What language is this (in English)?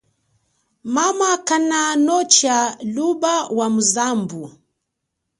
Chokwe